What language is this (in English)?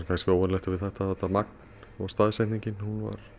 Icelandic